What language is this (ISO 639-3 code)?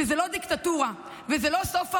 heb